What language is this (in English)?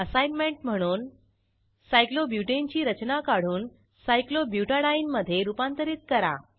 Marathi